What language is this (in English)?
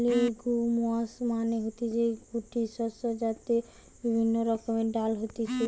Bangla